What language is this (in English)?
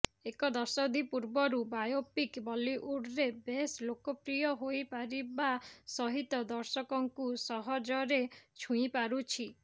Odia